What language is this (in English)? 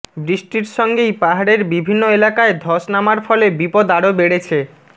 Bangla